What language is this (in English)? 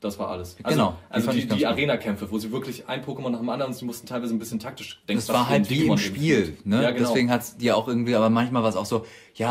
German